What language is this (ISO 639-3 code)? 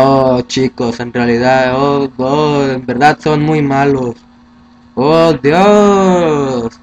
spa